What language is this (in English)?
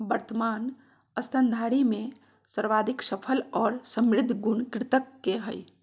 Magahi